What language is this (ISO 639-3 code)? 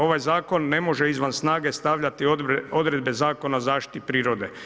hrv